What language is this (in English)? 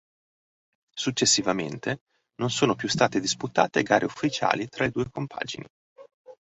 Italian